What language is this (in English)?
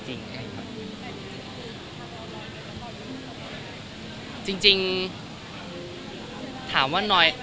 Thai